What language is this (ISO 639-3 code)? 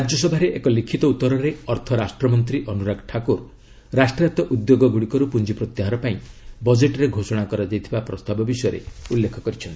ori